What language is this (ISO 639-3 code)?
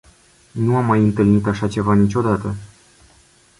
ron